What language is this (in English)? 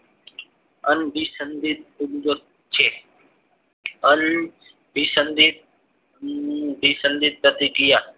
Gujarati